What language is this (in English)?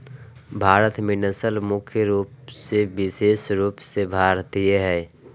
Magahi